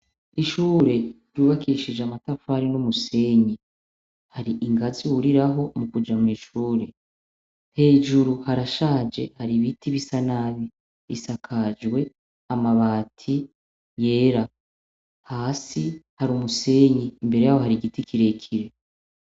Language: Rundi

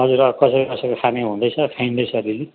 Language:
Nepali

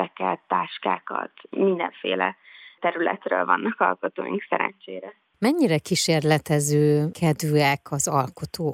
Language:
Hungarian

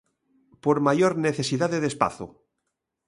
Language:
Galician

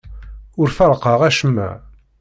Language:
Kabyle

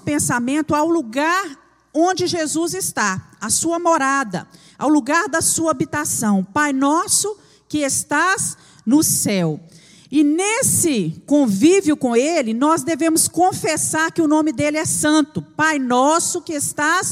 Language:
Portuguese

